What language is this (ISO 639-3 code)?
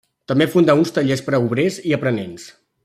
cat